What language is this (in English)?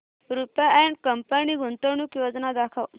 Marathi